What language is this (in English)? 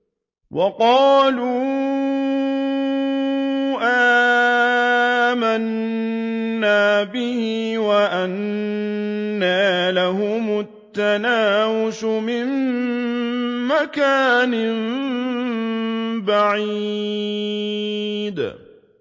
Arabic